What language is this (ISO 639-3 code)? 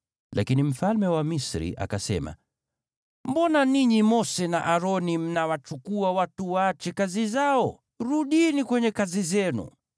swa